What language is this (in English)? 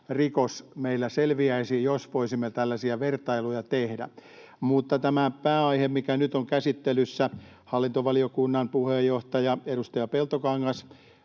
Finnish